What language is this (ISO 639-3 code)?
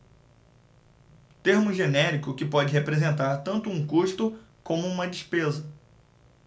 por